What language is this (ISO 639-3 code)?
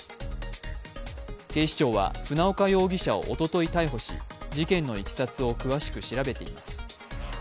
jpn